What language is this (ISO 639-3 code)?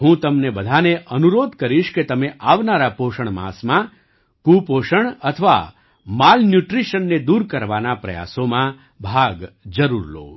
guj